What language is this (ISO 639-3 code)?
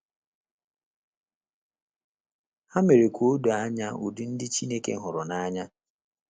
ibo